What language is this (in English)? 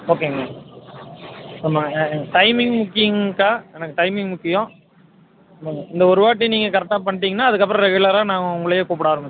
Tamil